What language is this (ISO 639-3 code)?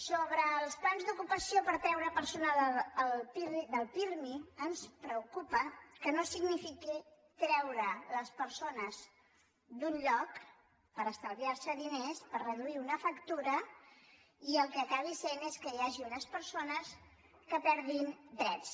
cat